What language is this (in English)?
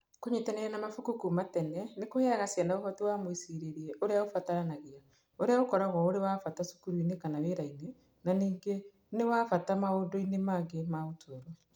Kikuyu